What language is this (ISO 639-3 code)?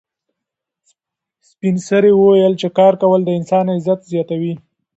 pus